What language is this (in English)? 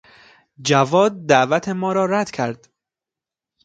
Persian